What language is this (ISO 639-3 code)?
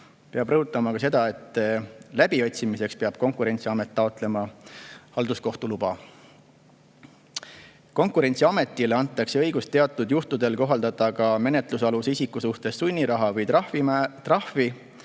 est